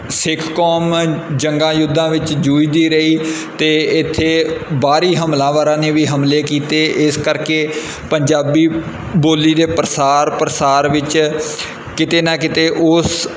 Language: Punjabi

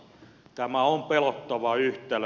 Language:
Finnish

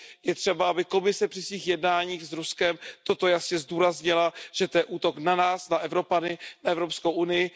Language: Czech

